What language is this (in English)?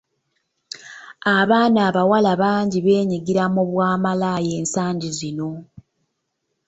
Ganda